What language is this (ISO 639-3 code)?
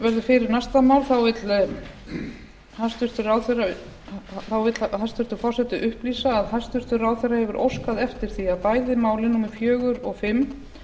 isl